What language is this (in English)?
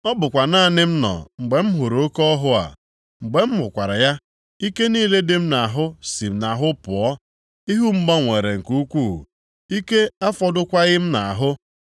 Igbo